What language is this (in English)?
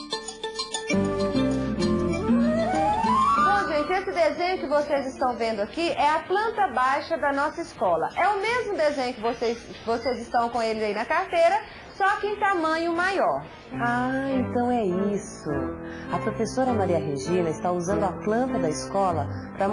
Portuguese